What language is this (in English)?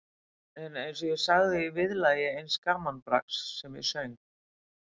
Icelandic